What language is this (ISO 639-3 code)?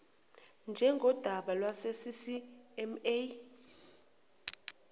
zul